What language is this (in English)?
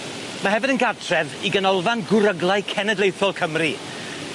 Welsh